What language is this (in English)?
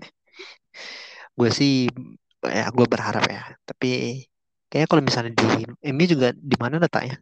Indonesian